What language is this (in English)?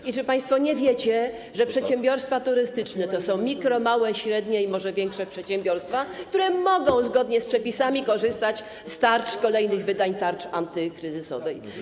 Polish